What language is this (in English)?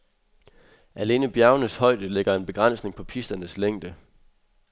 Danish